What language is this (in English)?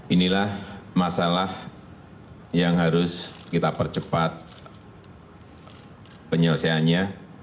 Indonesian